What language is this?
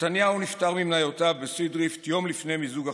Hebrew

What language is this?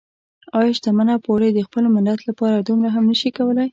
Pashto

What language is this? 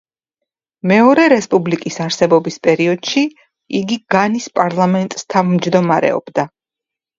Georgian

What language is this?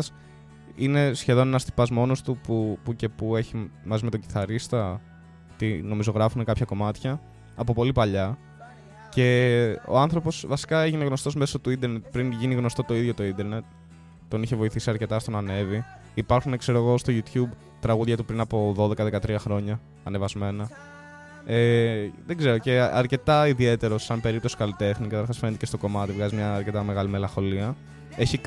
Greek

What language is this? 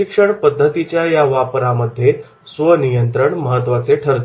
Marathi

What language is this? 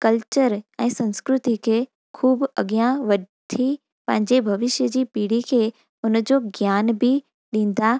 Sindhi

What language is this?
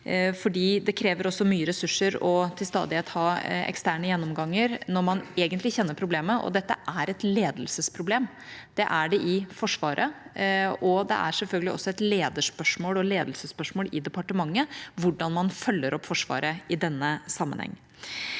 Norwegian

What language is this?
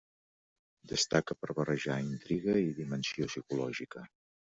Catalan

